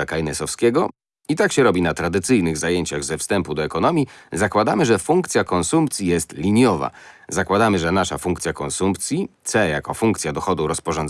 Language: Polish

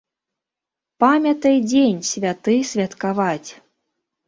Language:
Belarusian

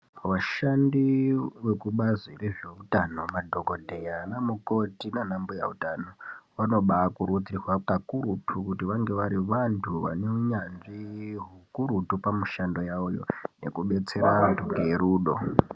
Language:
Ndau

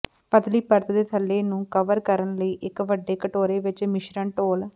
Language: Punjabi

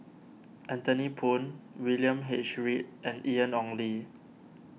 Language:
English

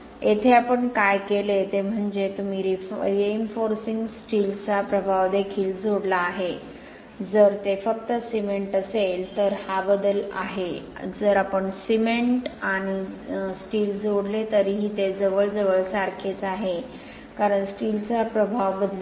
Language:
Marathi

